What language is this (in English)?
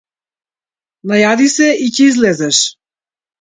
Macedonian